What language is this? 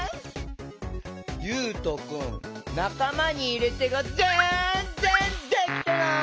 Japanese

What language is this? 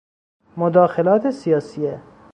Persian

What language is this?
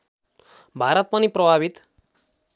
Nepali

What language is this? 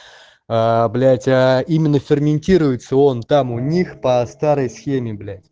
Russian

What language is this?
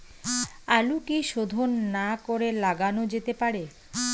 Bangla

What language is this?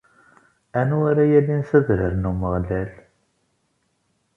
Kabyle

